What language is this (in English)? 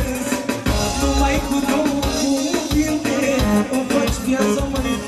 Romanian